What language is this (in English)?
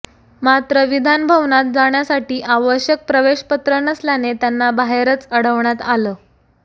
Marathi